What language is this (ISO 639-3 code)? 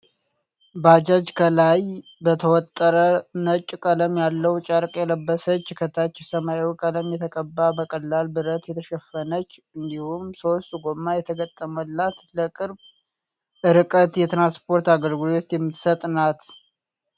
amh